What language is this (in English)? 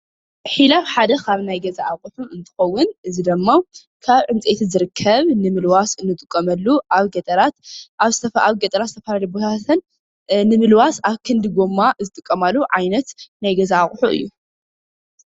Tigrinya